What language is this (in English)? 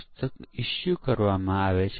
Gujarati